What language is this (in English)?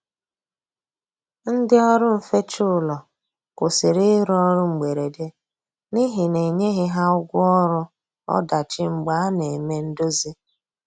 Igbo